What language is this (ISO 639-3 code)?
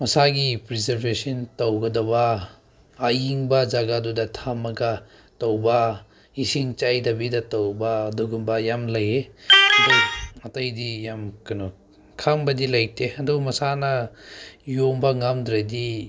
mni